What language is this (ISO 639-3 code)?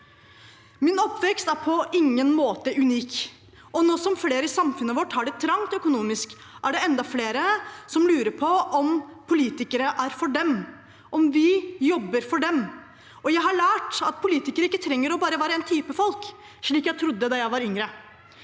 nor